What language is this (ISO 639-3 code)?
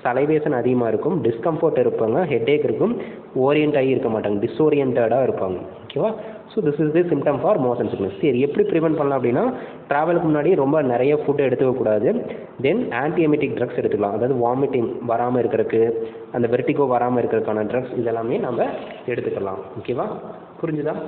ind